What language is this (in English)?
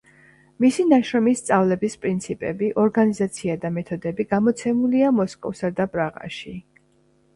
Georgian